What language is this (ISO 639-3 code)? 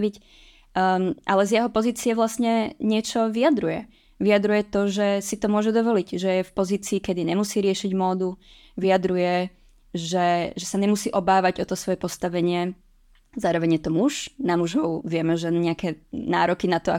ces